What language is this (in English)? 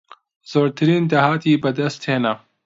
Central Kurdish